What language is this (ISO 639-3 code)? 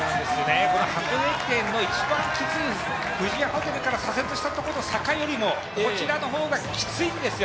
jpn